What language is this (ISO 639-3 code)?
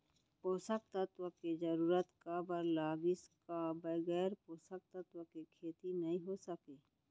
hne